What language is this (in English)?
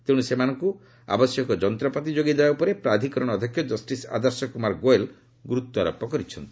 Odia